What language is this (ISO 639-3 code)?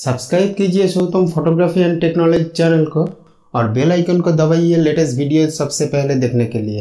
hin